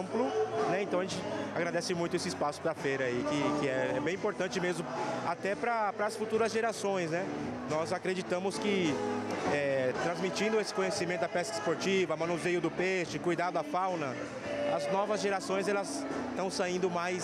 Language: Portuguese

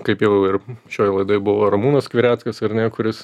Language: Lithuanian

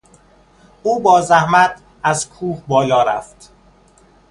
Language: Persian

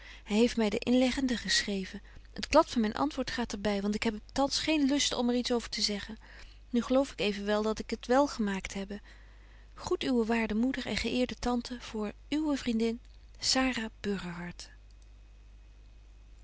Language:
Dutch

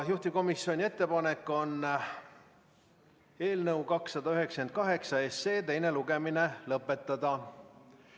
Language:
Estonian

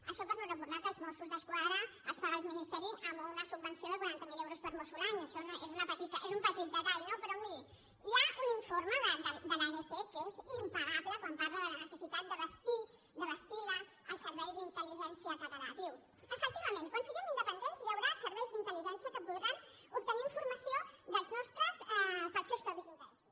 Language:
Catalan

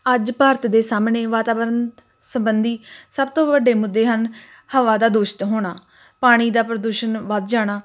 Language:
Punjabi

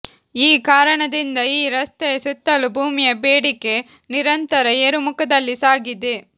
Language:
Kannada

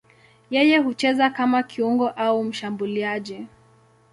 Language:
Swahili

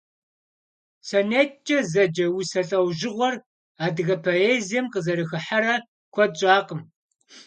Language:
Kabardian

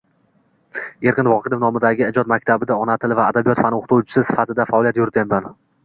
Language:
Uzbek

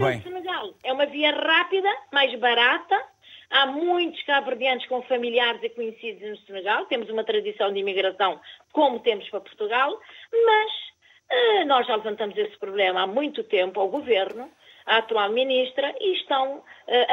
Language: Portuguese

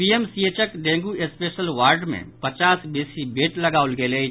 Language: Maithili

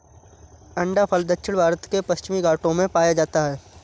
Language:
Hindi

